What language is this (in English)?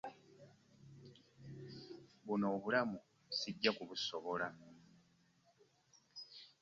Ganda